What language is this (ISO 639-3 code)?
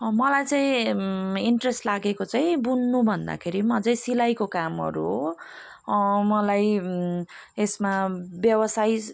nep